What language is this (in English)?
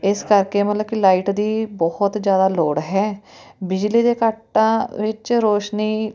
Punjabi